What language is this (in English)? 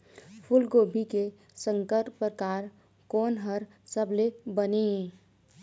Chhattisgarhi